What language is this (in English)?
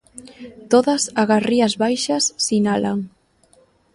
Galician